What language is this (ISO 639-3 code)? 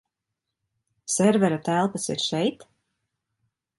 lav